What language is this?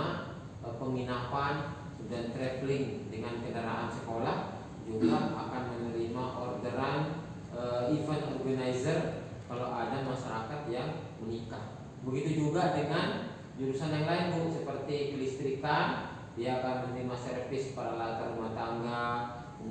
Indonesian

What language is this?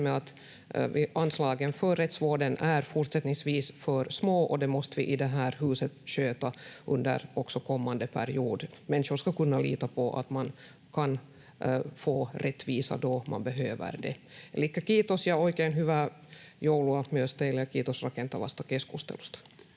Finnish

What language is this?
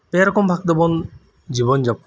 Santali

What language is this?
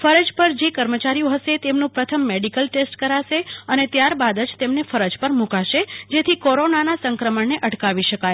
Gujarati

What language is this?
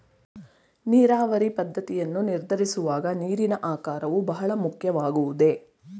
Kannada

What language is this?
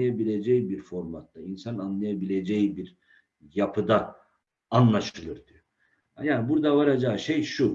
Turkish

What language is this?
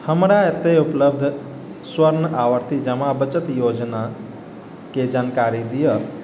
Maithili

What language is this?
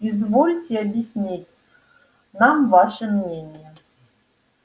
Russian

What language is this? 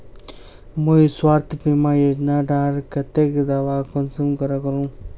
Magahi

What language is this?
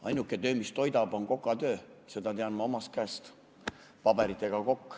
Estonian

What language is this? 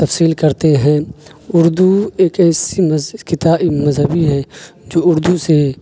Urdu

